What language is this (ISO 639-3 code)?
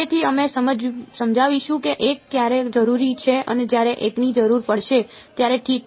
guj